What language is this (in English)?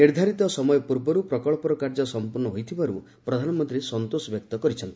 Odia